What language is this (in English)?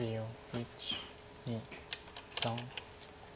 Japanese